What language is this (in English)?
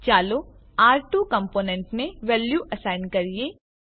Gujarati